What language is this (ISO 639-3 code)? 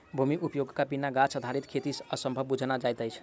mai